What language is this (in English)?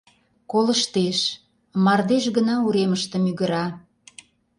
Mari